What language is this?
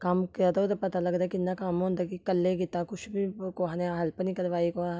Dogri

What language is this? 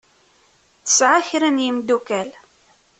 Kabyle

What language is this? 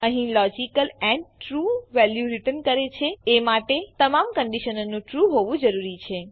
Gujarati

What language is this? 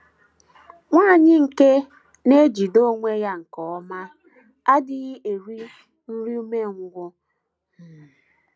Igbo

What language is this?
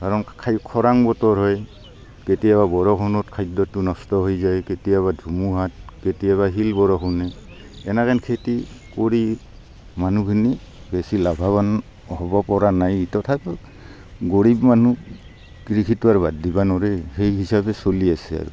Assamese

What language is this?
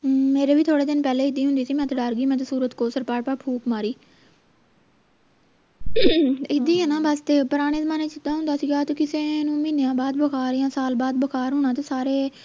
Punjabi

